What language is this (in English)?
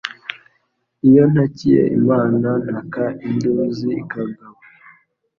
Kinyarwanda